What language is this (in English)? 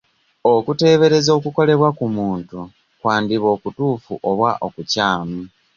Ganda